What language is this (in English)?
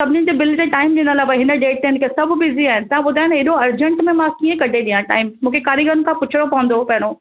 Sindhi